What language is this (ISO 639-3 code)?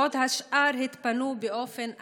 heb